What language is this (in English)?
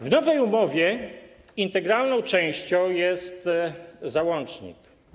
Polish